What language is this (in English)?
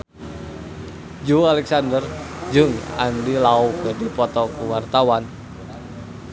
Sundanese